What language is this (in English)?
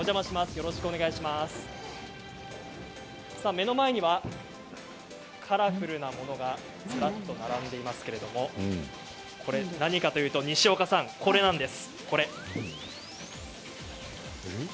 Japanese